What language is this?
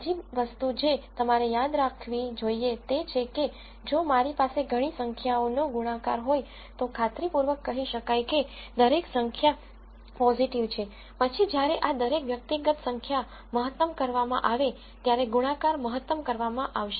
Gujarati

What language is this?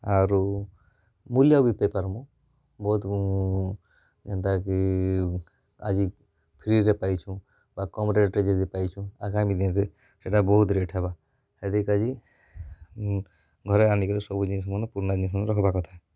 Odia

